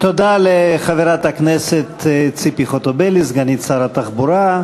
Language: Hebrew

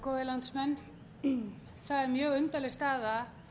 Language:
Icelandic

